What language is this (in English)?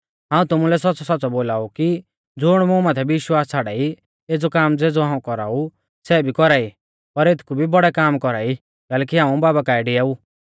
Mahasu Pahari